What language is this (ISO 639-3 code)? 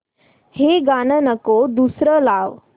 mar